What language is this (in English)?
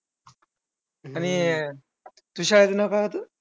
Marathi